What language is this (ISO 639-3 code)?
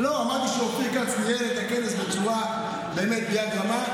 heb